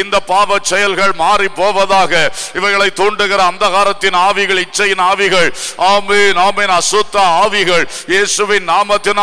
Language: Tamil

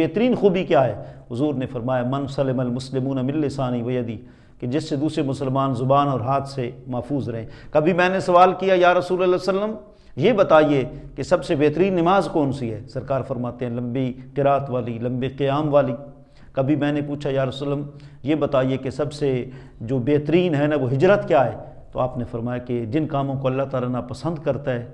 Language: Urdu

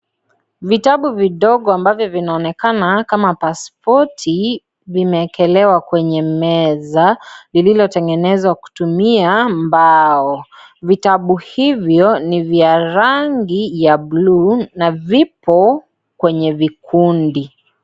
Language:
Swahili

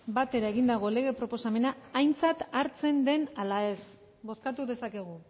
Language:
Basque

